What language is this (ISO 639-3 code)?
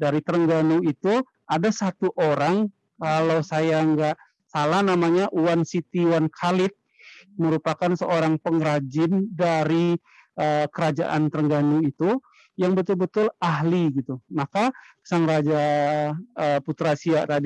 ind